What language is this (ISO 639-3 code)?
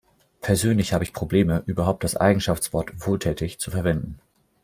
deu